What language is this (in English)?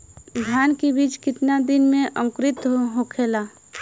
Bhojpuri